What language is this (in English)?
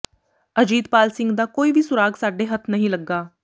Punjabi